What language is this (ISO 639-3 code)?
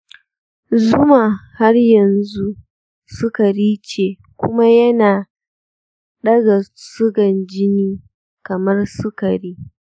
hau